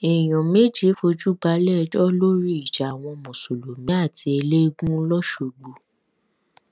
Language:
Yoruba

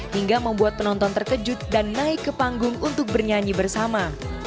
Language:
Indonesian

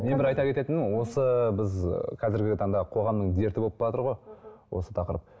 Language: Kazakh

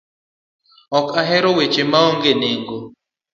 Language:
Luo (Kenya and Tanzania)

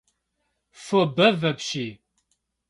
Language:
Kabardian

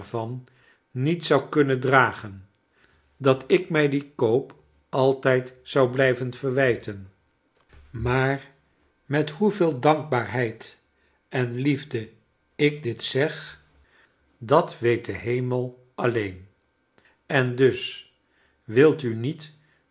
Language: Dutch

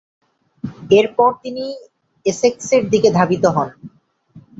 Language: Bangla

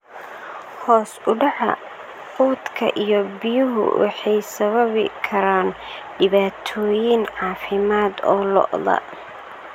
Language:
Somali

